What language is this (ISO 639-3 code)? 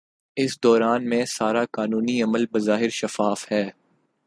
urd